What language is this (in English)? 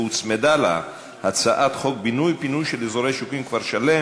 Hebrew